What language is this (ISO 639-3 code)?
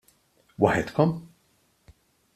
mlt